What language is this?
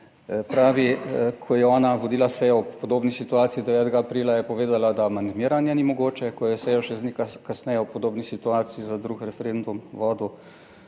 Slovenian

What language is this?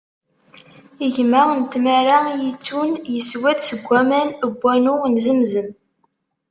Kabyle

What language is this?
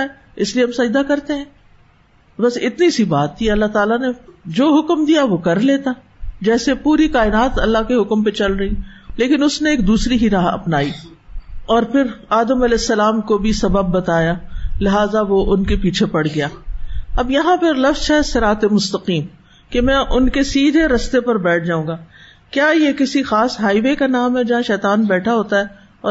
Urdu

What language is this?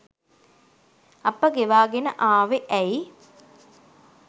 Sinhala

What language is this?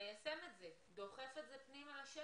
Hebrew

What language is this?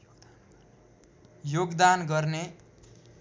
Nepali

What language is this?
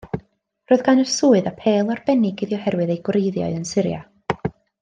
Welsh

